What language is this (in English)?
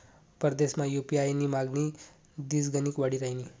Marathi